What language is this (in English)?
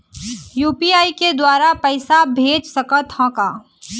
Chhattisgarhi